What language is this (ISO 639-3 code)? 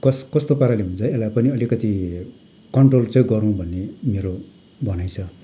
nep